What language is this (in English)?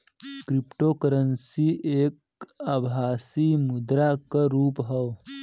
Bhojpuri